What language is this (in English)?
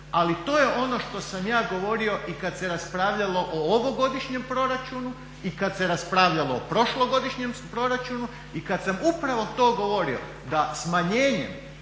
Croatian